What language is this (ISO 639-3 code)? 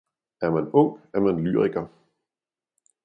dan